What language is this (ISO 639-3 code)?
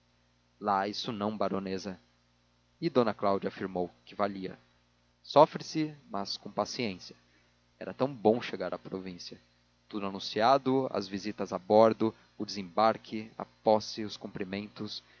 por